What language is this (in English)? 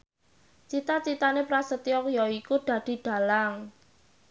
Javanese